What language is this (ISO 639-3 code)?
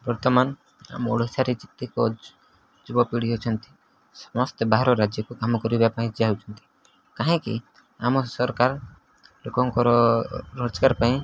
ori